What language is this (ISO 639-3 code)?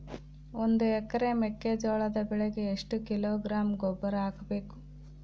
kan